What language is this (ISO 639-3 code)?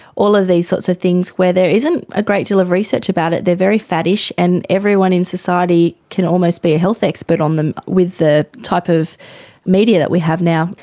eng